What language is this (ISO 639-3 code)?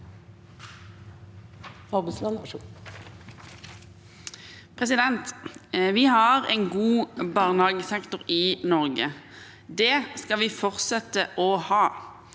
nor